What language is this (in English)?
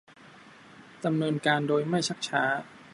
Thai